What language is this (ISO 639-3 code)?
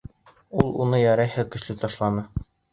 bak